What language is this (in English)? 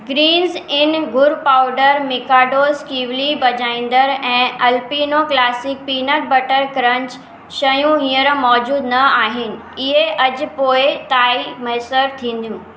Sindhi